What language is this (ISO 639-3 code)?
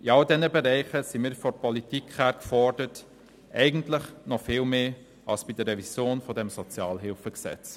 gsw